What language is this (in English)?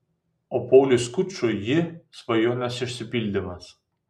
Lithuanian